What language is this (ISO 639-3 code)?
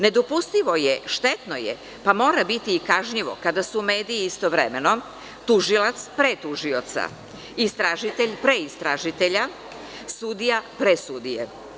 srp